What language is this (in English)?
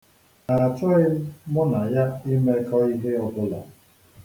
Igbo